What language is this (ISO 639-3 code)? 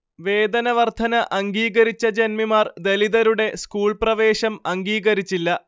mal